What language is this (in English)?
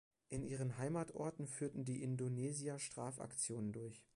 German